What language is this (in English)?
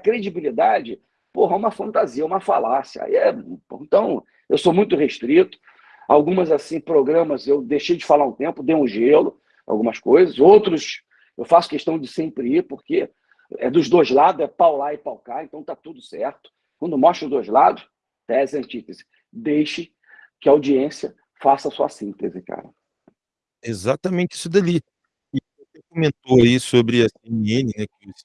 Portuguese